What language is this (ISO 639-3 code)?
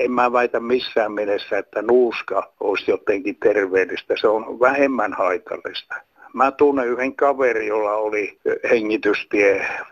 fin